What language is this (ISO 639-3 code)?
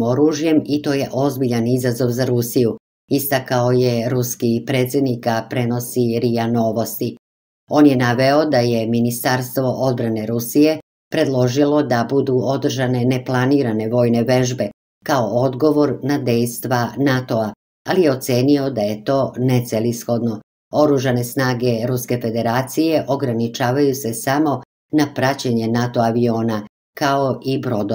ron